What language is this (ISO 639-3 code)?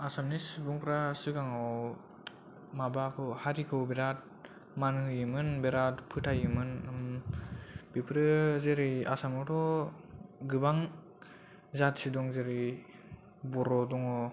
brx